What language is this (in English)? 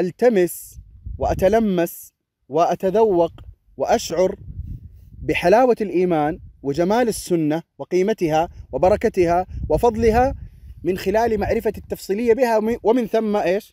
Arabic